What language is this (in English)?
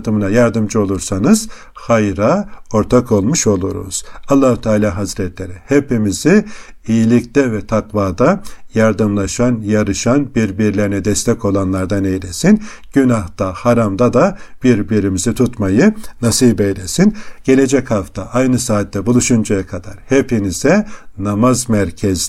Turkish